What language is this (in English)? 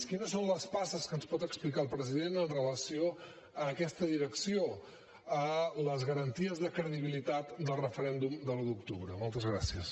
Catalan